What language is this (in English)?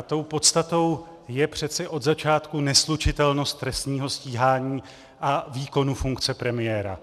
Czech